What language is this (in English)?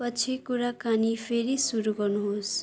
Nepali